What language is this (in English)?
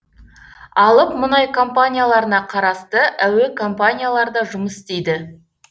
Kazakh